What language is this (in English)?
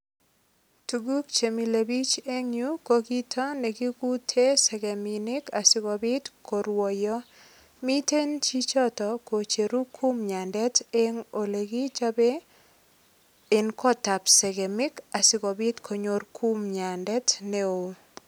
Kalenjin